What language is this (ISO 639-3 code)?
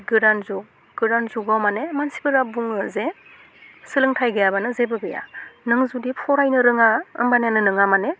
brx